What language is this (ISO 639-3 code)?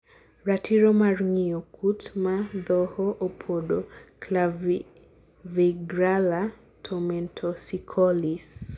luo